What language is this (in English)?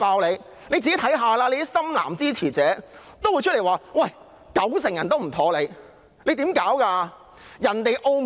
Cantonese